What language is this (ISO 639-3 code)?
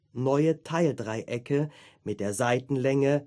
deu